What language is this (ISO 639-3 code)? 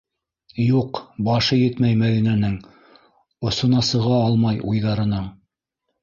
bak